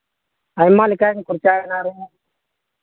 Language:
Santali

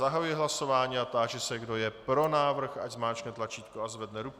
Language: Czech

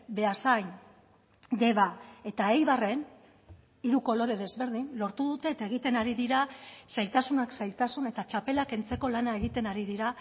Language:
Basque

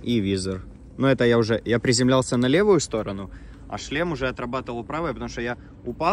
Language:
Russian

